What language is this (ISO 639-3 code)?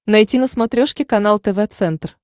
rus